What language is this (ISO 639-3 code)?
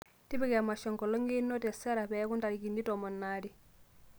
mas